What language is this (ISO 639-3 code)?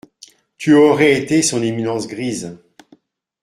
fra